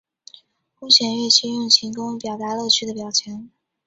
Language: Chinese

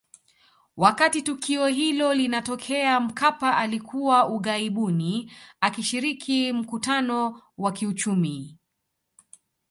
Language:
Swahili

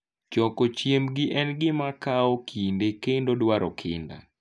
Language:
Luo (Kenya and Tanzania)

